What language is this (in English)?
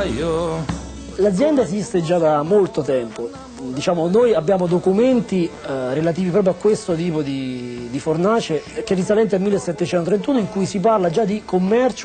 Italian